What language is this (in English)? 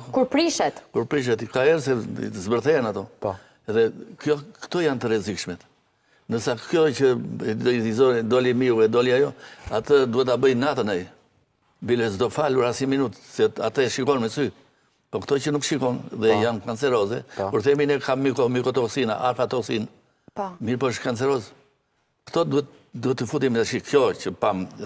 Romanian